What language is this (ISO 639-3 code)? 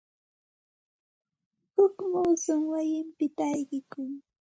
qxt